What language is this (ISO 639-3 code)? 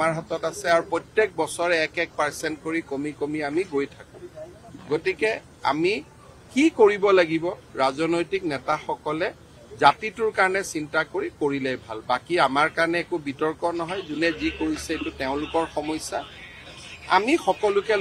ara